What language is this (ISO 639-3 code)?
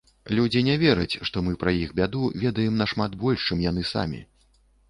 bel